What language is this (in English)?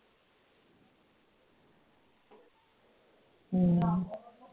Punjabi